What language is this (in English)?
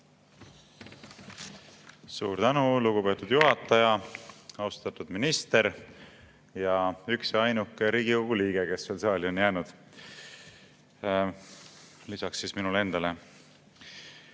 Estonian